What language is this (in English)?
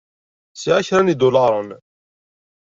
Kabyle